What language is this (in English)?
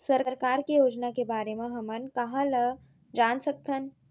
Chhattisgarhi